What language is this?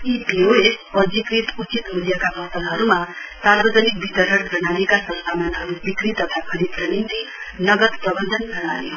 Nepali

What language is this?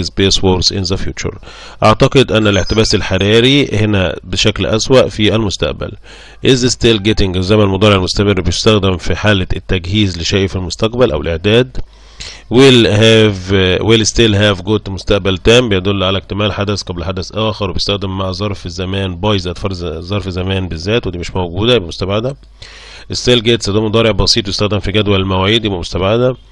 Arabic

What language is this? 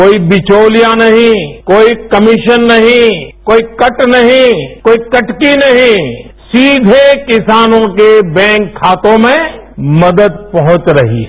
Hindi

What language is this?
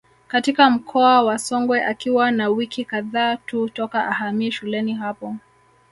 Swahili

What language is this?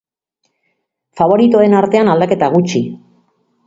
Basque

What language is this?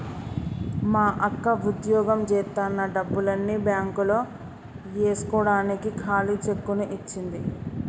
Telugu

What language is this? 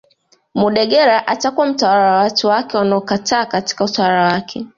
Swahili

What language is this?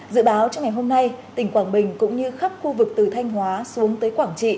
Vietnamese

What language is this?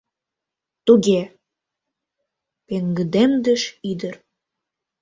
Mari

